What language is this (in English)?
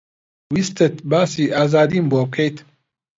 Central Kurdish